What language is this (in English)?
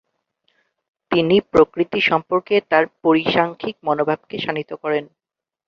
Bangla